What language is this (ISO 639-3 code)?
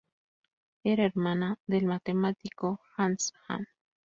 spa